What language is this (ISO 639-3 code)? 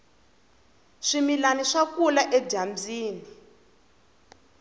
tso